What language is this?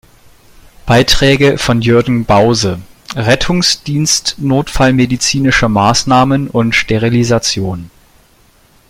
German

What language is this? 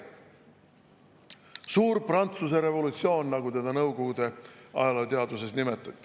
Estonian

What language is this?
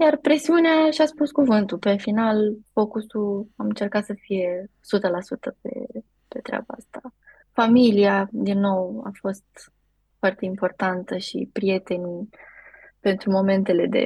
Romanian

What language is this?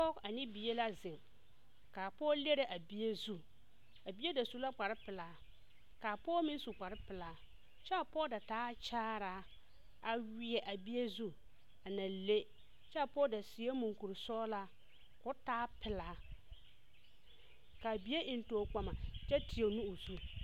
Southern Dagaare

